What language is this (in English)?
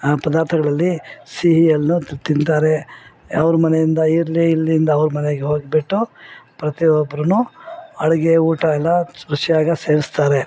Kannada